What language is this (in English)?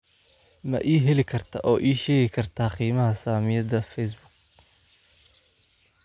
Somali